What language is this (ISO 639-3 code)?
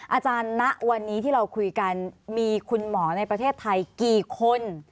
tha